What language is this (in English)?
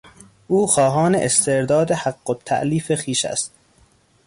Persian